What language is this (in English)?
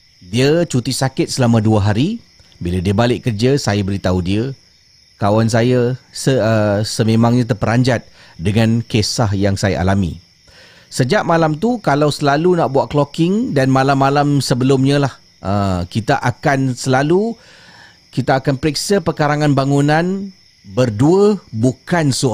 Malay